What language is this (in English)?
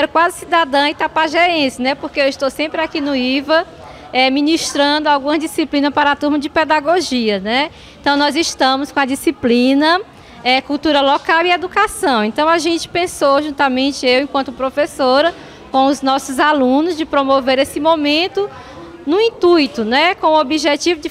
Portuguese